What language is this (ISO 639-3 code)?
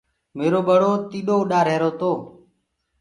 ggg